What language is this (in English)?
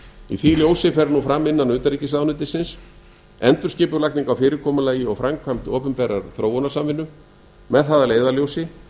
Icelandic